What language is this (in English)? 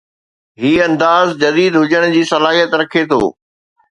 Sindhi